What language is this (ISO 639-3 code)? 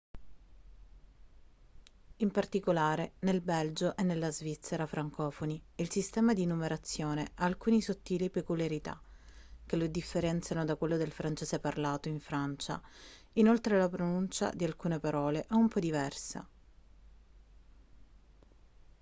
ita